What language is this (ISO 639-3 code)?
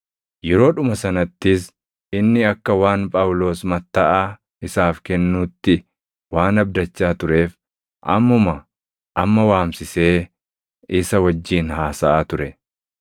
orm